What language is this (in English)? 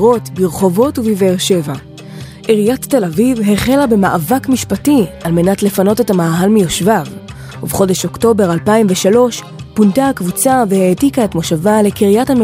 Hebrew